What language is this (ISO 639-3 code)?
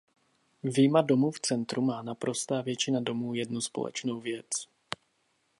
ces